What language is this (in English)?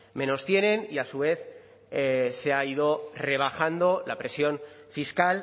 Spanish